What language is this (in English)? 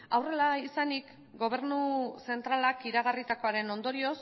Basque